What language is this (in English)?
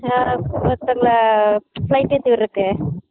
Tamil